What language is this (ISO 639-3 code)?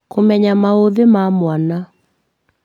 kik